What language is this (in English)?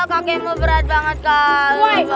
Indonesian